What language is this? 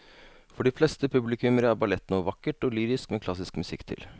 Norwegian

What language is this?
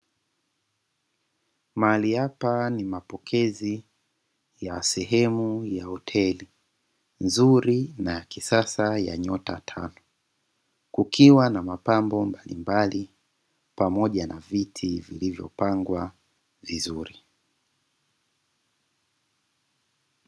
Swahili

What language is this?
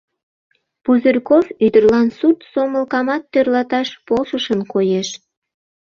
Mari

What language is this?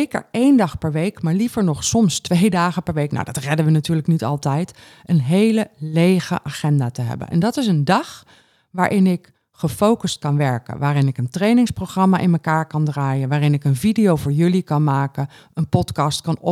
Dutch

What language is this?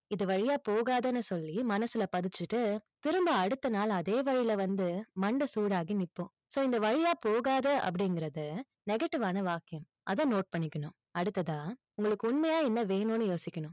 Tamil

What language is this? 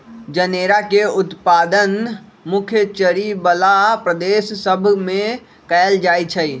Magahi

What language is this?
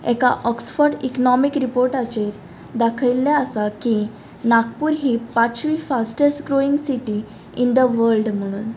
Konkani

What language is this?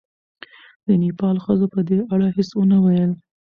Pashto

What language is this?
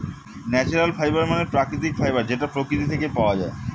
Bangla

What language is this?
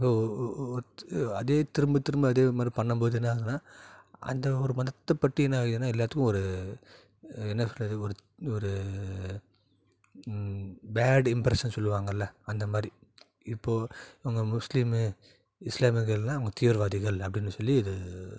Tamil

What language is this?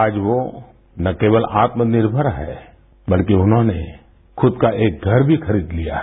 Hindi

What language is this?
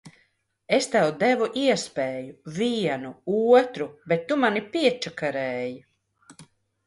Latvian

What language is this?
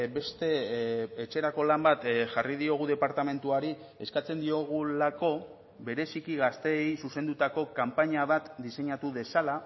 Basque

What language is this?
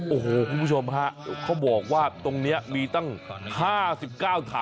Thai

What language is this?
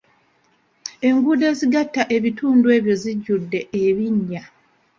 Ganda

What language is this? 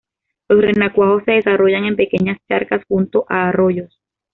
Spanish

